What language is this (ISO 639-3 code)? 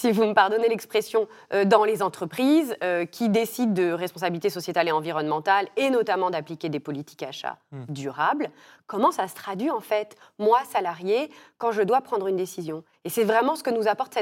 fra